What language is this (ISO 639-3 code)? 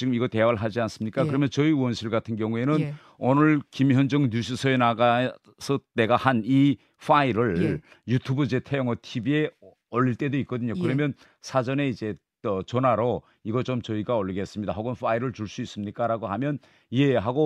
kor